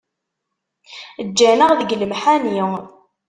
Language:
Kabyle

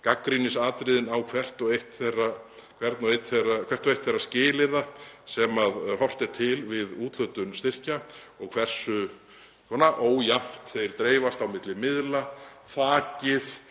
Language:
Icelandic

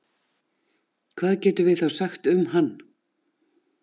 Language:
Icelandic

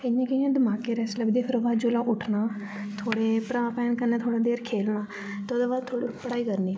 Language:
Dogri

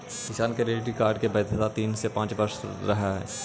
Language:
Magahi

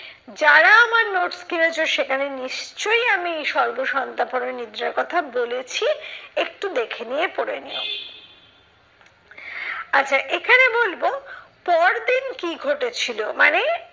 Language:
Bangla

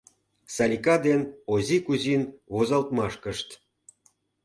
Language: Mari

